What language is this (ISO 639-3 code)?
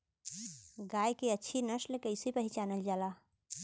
bho